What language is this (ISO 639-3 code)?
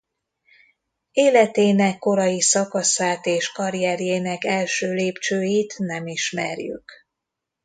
hun